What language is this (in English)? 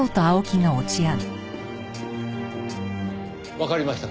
Japanese